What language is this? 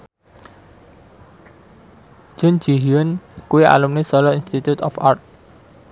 Javanese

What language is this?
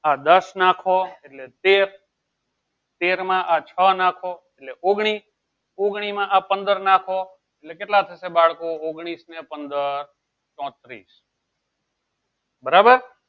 Gujarati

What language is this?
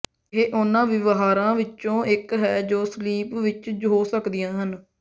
Punjabi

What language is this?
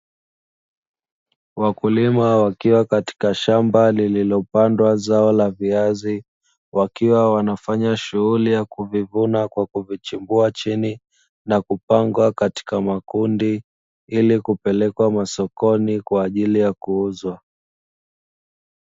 Swahili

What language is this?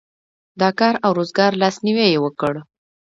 Pashto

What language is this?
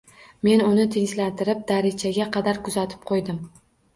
Uzbek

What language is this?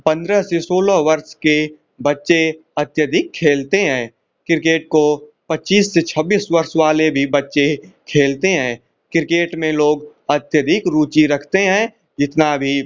Hindi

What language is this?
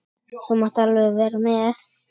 Icelandic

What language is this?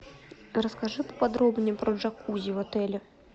Russian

